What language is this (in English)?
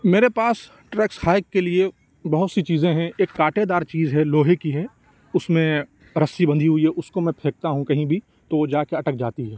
Urdu